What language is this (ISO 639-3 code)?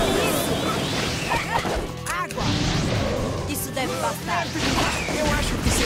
por